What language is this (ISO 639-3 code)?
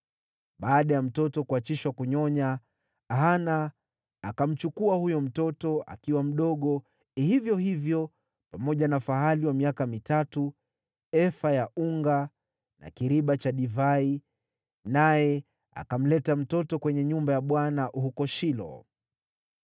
swa